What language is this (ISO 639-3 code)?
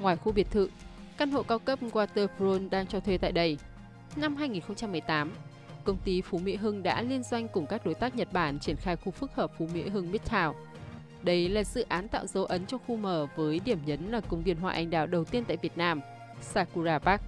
vie